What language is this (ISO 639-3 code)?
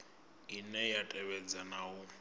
ven